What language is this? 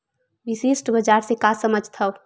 Chhattisgarhi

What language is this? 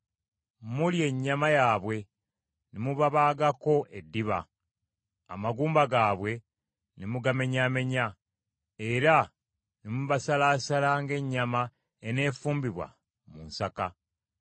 Ganda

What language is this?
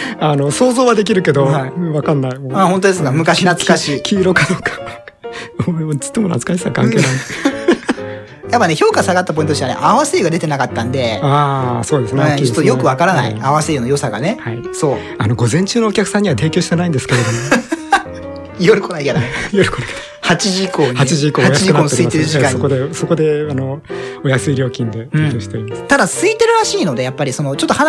Japanese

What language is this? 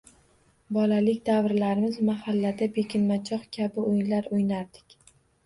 Uzbek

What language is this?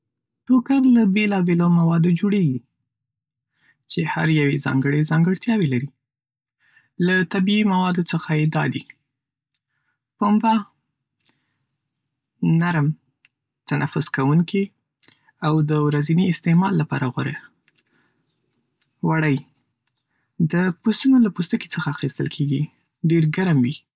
Pashto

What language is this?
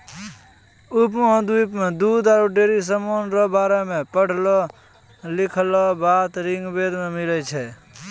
Maithili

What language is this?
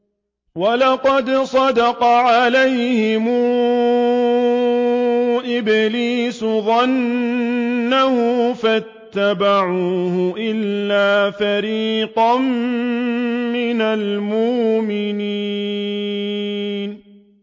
Arabic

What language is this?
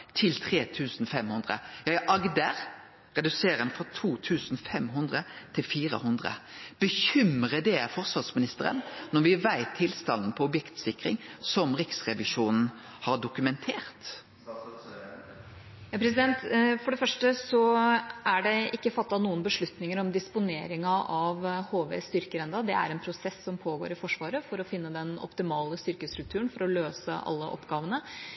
Norwegian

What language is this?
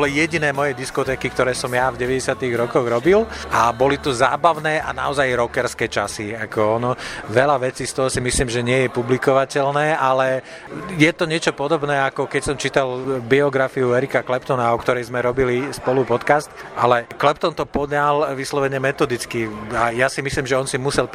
Slovak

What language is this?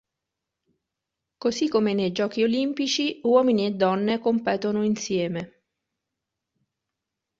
Italian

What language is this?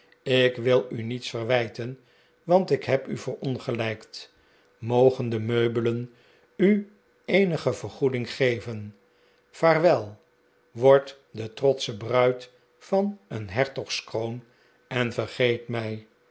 Dutch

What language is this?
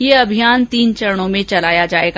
Hindi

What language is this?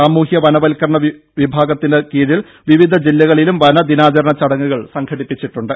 Malayalam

